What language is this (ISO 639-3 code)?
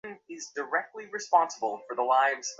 ben